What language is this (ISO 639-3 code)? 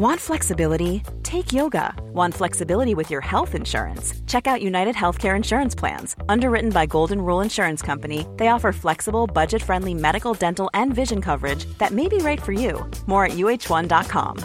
fra